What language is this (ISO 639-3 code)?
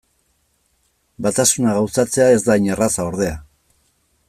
eus